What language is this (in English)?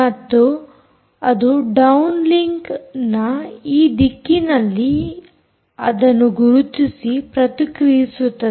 Kannada